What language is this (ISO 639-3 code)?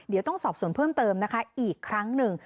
tha